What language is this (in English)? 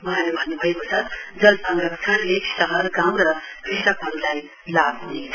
Nepali